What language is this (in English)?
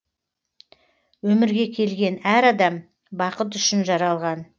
Kazakh